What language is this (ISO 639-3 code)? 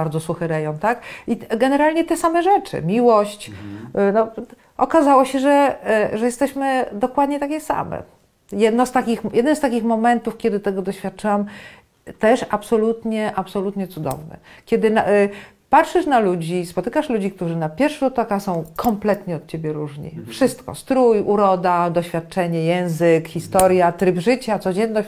pol